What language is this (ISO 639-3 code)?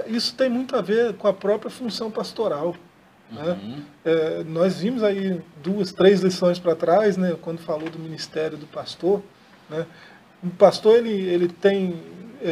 por